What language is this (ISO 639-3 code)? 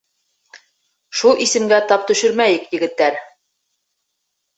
bak